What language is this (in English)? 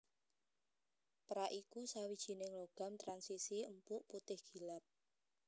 Javanese